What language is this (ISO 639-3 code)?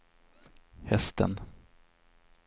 swe